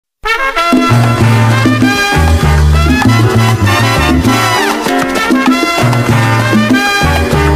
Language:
Spanish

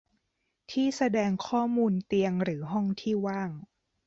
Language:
Thai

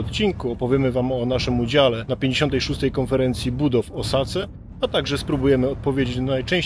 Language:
Polish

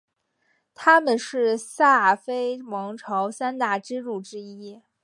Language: Chinese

